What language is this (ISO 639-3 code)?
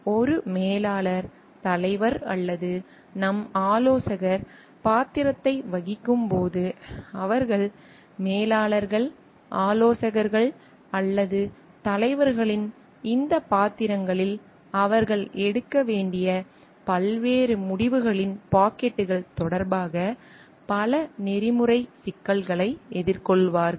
tam